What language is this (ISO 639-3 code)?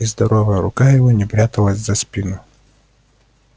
rus